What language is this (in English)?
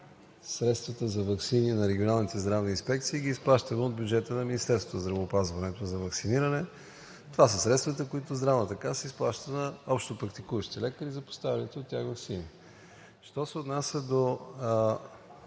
Bulgarian